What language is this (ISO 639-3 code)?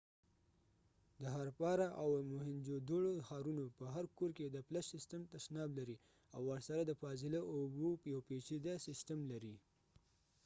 pus